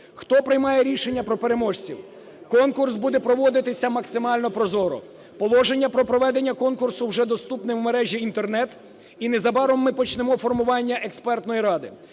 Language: Ukrainian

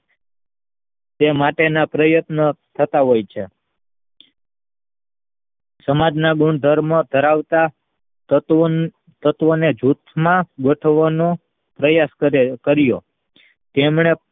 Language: Gujarati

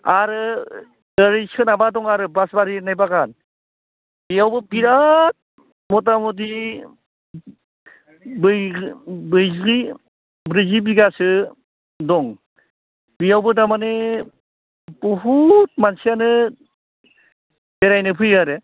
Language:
Bodo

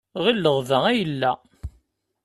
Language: Kabyle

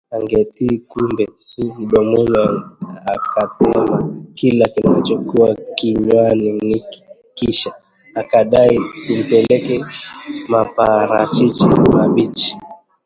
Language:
Swahili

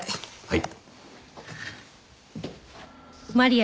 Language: Japanese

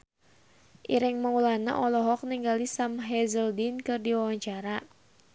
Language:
Sundanese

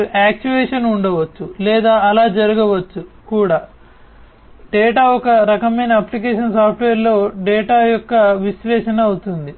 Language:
Telugu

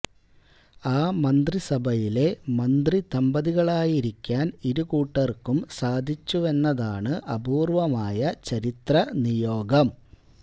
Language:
Malayalam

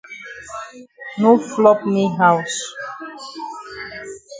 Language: Cameroon Pidgin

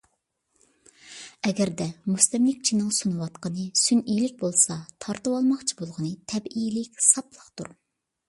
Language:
Uyghur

